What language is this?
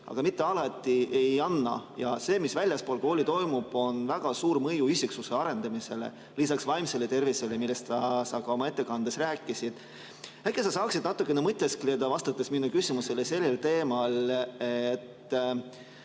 Estonian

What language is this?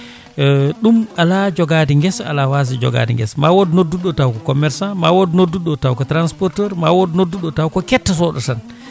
Fula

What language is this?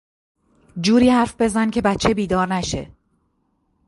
Persian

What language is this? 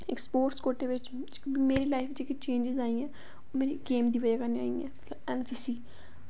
Dogri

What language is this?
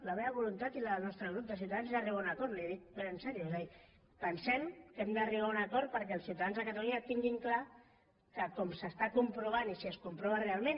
Catalan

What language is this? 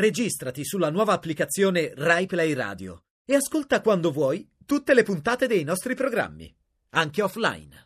Italian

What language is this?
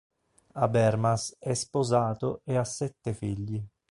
Italian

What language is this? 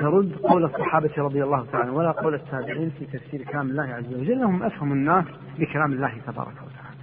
Arabic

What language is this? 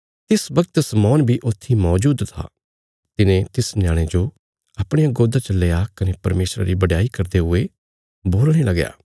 Bilaspuri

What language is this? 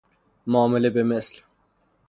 Persian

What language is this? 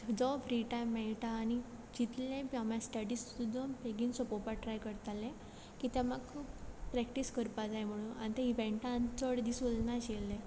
Konkani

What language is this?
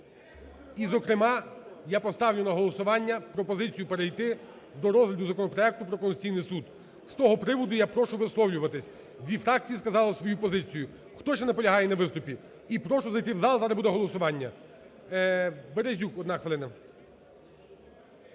Ukrainian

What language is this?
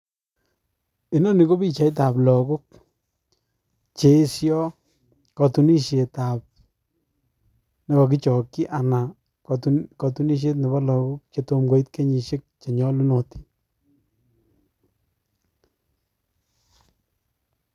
Kalenjin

